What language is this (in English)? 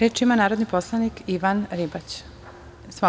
Serbian